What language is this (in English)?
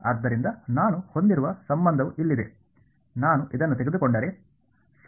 Kannada